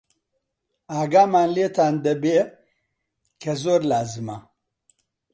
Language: Central Kurdish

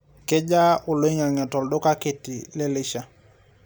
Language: Masai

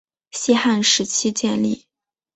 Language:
Chinese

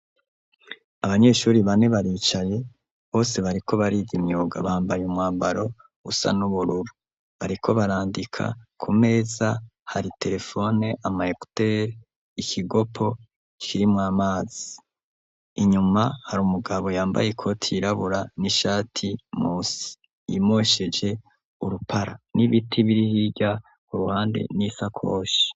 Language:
Rundi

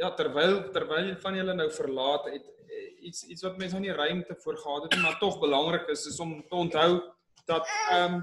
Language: Dutch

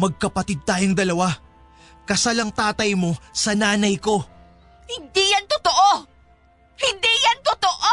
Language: Filipino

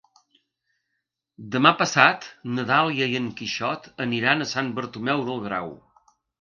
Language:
Catalan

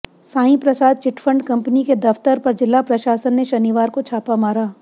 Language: Hindi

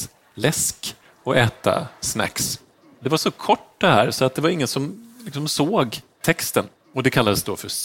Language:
Swedish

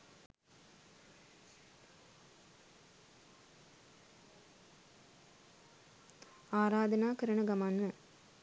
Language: Sinhala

